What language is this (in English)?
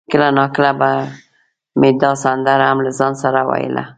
Pashto